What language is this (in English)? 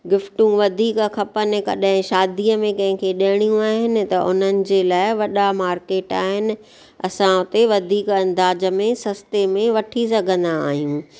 Sindhi